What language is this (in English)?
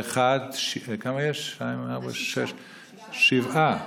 Hebrew